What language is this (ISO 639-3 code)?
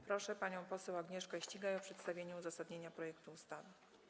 pol